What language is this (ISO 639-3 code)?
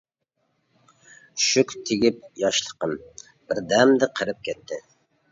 uig